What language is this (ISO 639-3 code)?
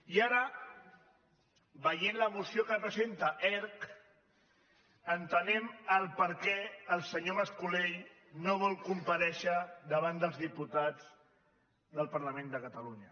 cat